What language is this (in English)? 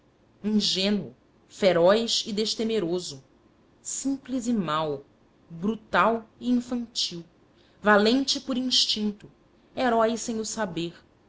Portuguese